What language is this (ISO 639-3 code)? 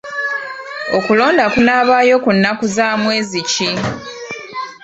lug